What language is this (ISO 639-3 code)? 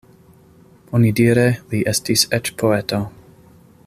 epo